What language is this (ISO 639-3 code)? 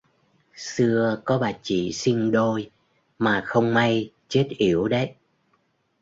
vie